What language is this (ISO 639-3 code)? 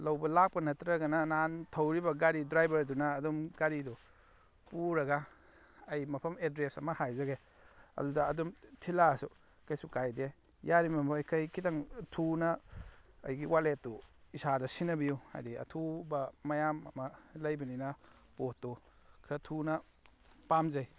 mni